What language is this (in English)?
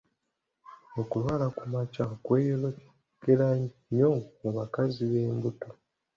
Ganda